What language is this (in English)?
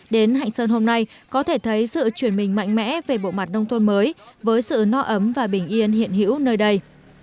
Vietnamese